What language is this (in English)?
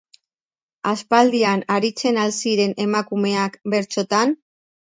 Basque